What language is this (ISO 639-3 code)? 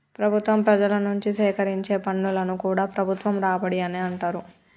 tel